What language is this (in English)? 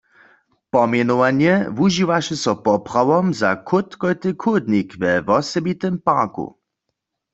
Upper Sorbian